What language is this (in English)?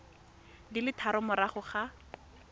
Tswana